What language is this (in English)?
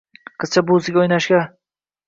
Uzbek